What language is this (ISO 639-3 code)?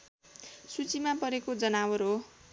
nep